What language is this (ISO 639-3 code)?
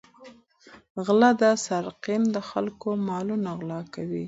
pus